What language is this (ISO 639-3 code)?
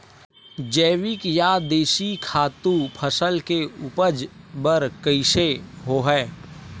hne